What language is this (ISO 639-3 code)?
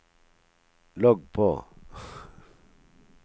nor